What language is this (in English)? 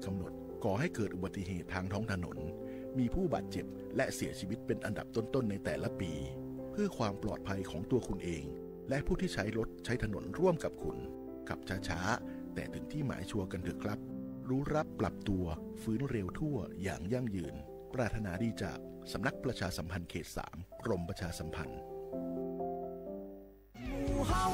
Thai